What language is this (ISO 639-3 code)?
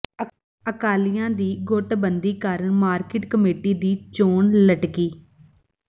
pan